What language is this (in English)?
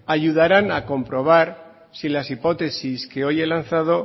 Spanish